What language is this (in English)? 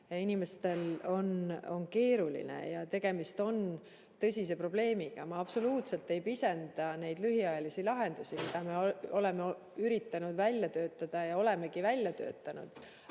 Estonian